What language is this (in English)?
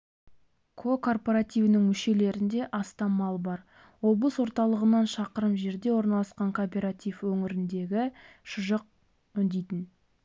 Kazakh